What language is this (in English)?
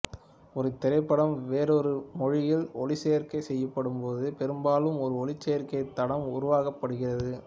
Tamil